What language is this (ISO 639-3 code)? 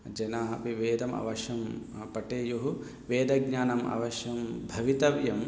san